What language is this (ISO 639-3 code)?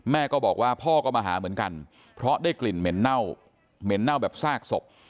tha